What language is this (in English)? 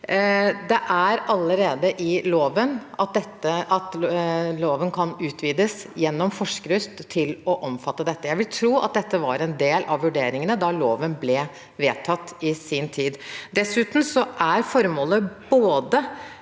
Norwegian